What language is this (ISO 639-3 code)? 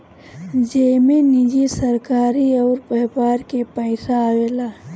bho